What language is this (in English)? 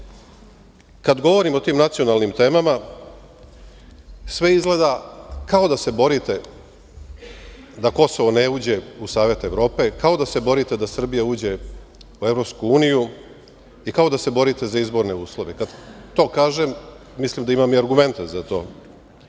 Serbian